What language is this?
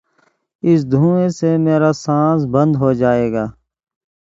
Urdu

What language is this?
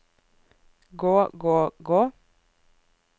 Norwegian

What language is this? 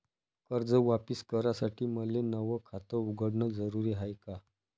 Marathi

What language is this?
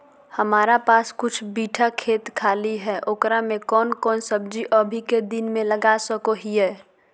Magahi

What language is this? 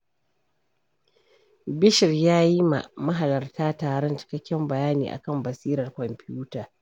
Hausa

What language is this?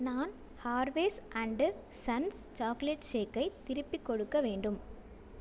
Tamil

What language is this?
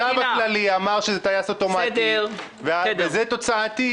Hebrew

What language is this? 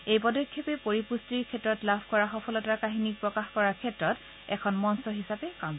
Assamese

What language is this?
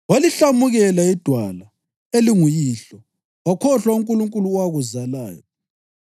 North Ndebele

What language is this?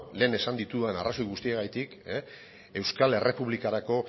Basque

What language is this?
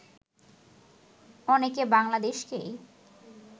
Bangla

